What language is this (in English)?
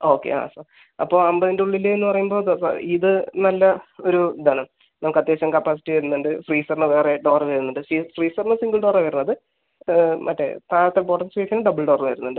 Malayalam